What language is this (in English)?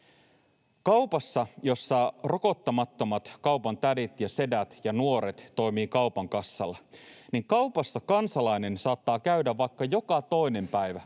Finnish